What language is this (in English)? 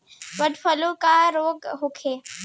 Bhojpuri